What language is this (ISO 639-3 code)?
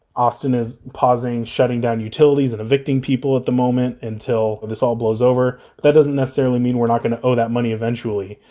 eng